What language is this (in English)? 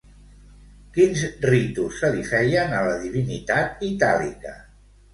Catalan